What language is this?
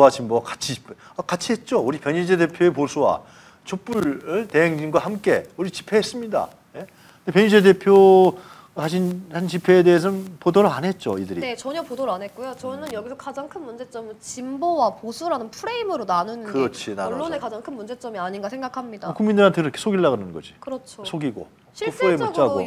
Korean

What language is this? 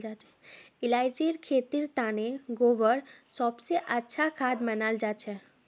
Magahi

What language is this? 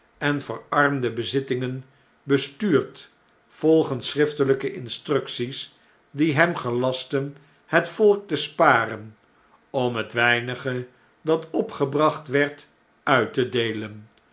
Dutch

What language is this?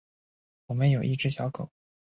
Chinese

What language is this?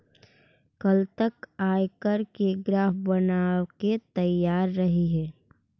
Magahi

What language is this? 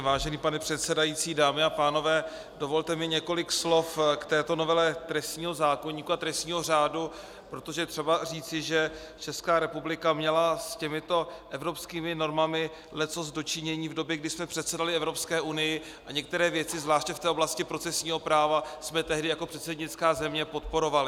Czech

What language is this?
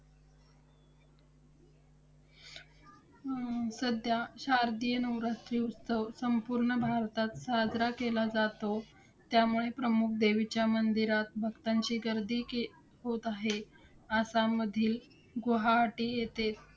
Marathi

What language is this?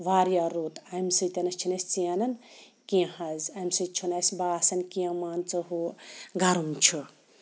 Kashmiri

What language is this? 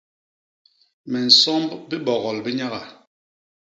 Basaa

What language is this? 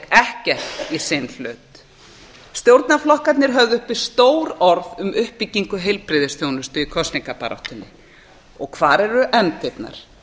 Icelandic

